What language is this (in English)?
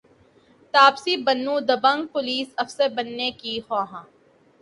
Urdu